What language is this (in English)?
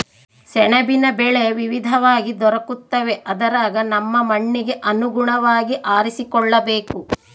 Kannada